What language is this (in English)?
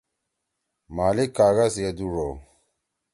Torwali